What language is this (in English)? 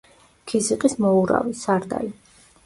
Georgian